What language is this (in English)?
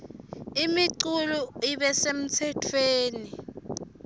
Swati